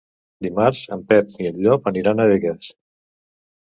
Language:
Catalan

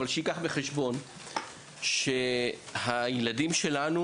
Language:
Hebrew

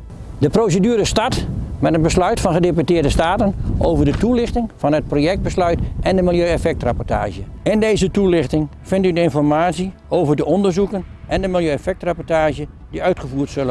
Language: Dutch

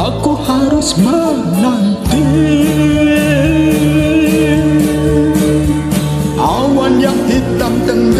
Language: Thai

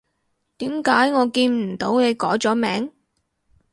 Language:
Cantonese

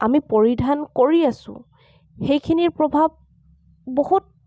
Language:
Assamese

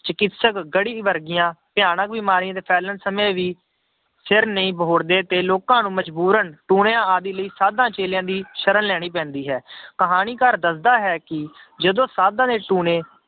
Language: Punjabi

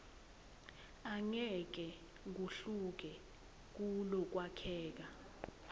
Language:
Swati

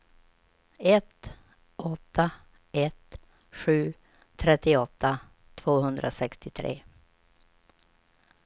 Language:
Swedish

